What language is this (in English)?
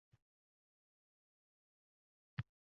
Uzbek